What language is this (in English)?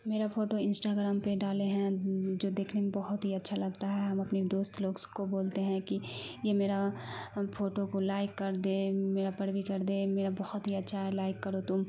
Urdu